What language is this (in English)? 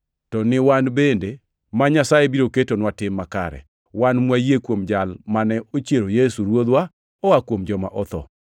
Luo (Kenya and Tanzania)